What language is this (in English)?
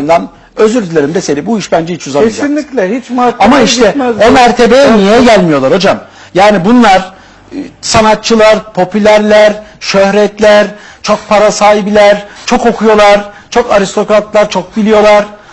Turkish